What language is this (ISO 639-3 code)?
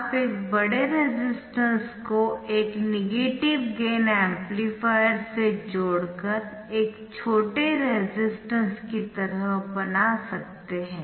hin